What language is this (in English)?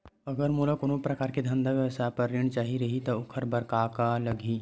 Chhattisgarhi